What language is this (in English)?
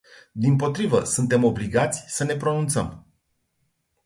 Romanian